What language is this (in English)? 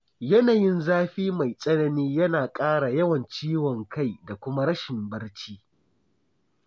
Hausa